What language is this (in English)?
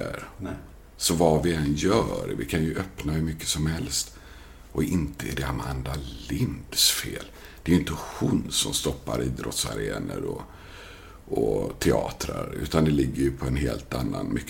Swedish